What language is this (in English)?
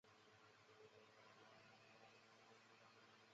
Chinese